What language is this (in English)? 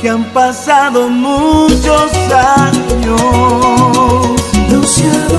Spanish